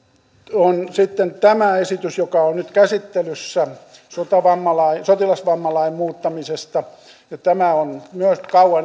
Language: Finnish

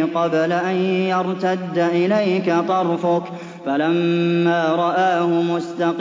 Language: Arabic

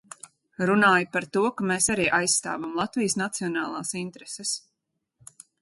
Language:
Latvian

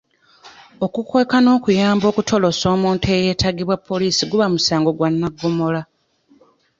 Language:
Ganda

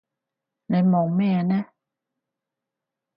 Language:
Cantonese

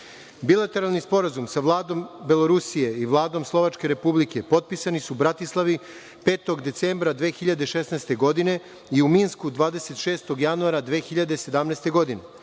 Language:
Serbian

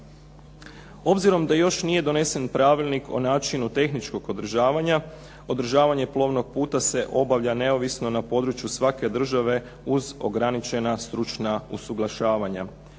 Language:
Croatian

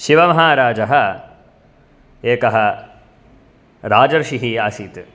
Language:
Sanskrit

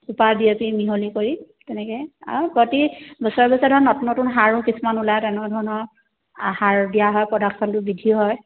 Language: Assamese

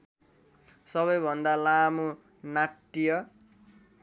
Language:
Nepali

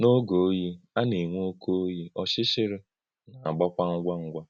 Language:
Igbo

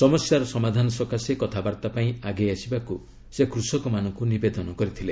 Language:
Odia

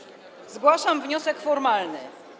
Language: Polish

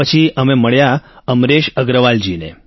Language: Gujarati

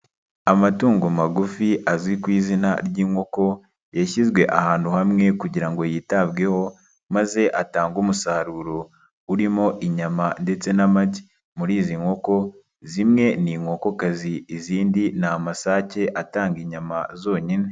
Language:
Kinyarwanda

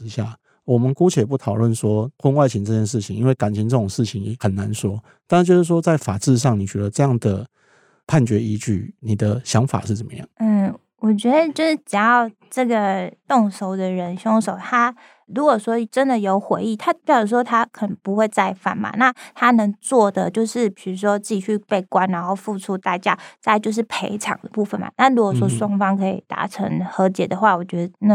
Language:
Chinese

